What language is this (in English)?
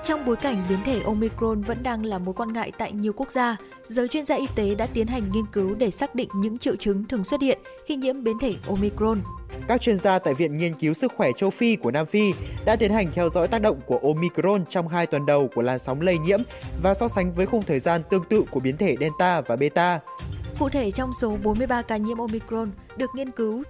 Vietnamese